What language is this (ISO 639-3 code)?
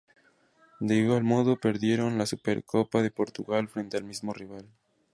spa